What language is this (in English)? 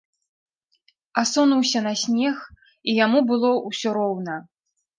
Belarusian